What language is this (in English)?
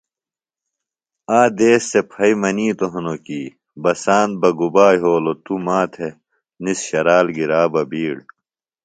Phalura